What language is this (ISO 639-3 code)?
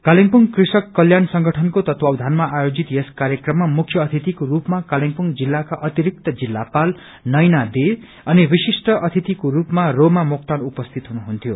nep